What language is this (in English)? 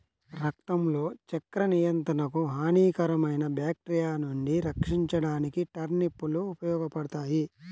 Telugu